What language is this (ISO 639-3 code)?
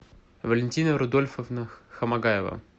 rus